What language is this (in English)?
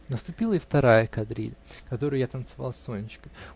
Russian